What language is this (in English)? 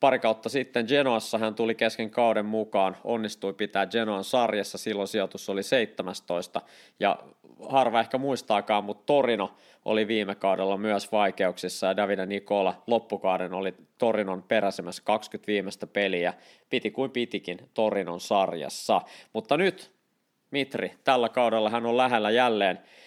Finnish